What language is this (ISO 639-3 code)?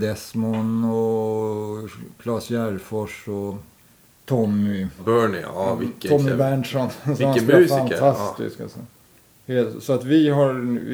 swe